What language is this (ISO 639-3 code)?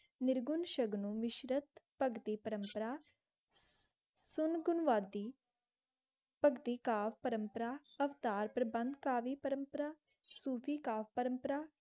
pan